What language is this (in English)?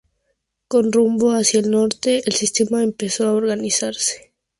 Spanish